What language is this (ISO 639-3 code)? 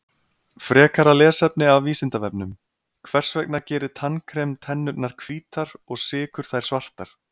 isl